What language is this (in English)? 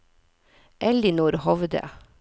Norwegian